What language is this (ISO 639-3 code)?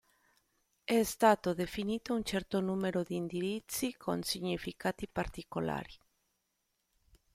ita